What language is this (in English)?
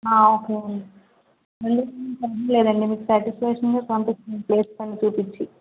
Telugu